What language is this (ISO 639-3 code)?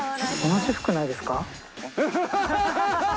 jpn